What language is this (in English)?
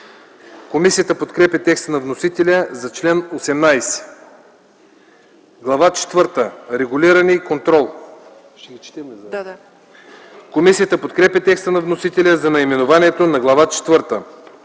Bulgarian